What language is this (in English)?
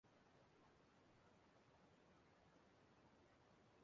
Igbo